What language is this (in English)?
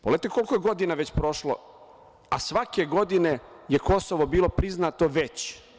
Serbian